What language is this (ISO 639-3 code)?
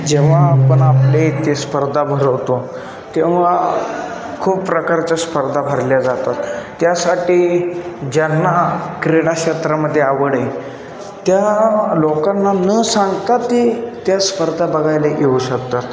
mar